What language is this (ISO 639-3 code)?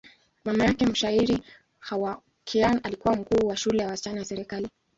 swa